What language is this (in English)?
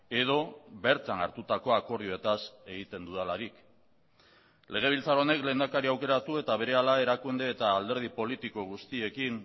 Basque